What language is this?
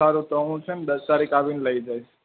Gujarati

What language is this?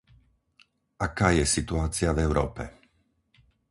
Slovak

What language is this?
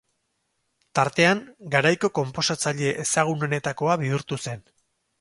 Basque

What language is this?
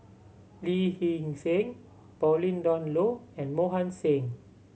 English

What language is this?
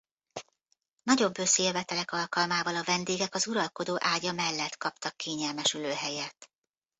Hungarian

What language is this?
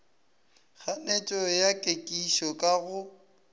Northern Sotho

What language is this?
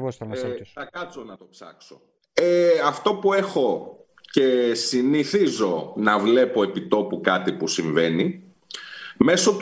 Greek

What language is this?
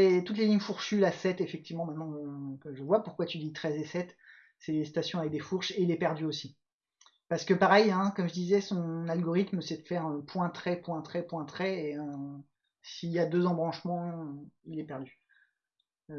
French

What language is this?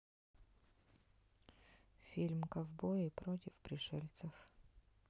Russian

